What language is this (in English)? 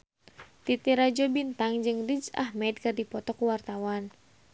Sundanese